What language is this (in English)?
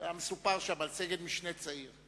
Hebrew